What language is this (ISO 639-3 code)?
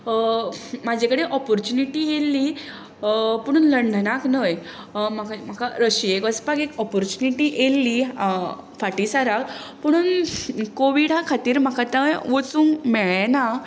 kok